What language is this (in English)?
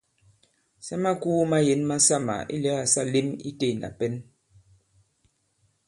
Bankon